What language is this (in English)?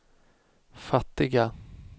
Swedish